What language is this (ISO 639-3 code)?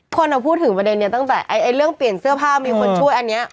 tha